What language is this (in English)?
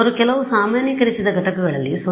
Kannada